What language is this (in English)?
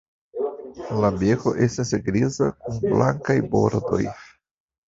Esperanto